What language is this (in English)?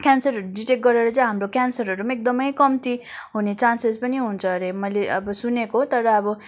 Nepali